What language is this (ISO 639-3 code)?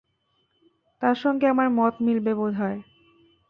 ben